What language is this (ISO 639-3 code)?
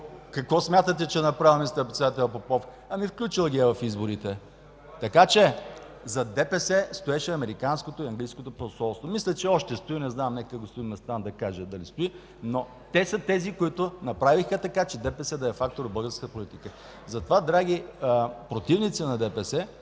bul